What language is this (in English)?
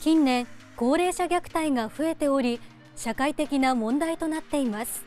Japanese